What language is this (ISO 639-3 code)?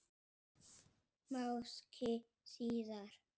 isl